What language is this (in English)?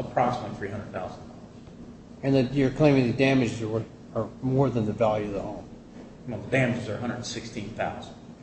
English